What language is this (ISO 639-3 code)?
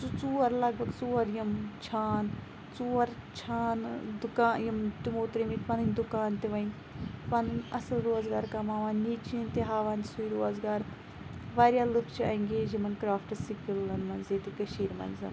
kas